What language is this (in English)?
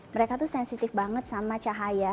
Indonesian